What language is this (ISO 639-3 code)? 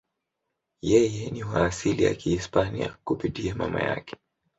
swa